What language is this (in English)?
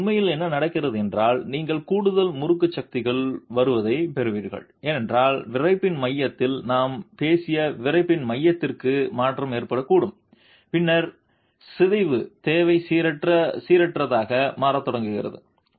Tamil